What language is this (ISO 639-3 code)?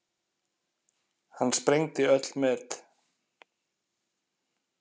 isl